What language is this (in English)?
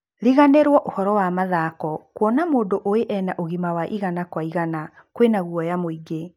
Kikuyu